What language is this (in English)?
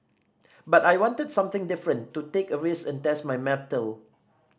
English